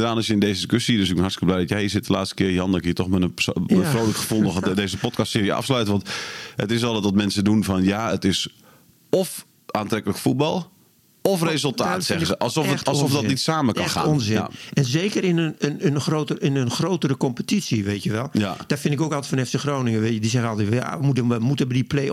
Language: Dutch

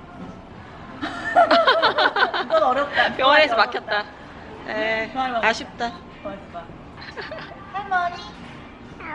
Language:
Korean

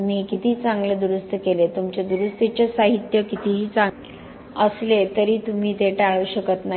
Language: Marathi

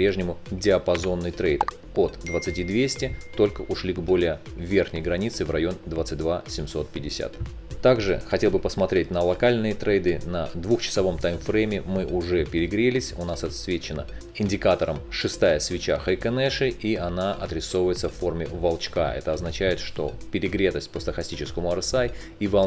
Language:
Russian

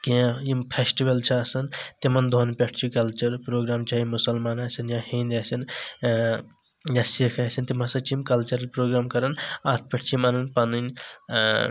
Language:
Kashmiri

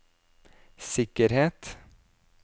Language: Norwegian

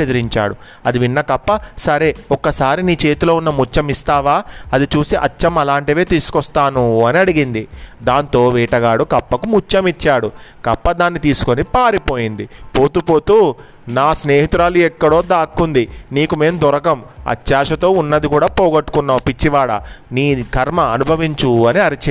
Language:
Telugu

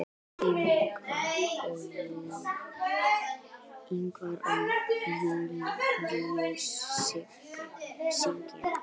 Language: Icelandic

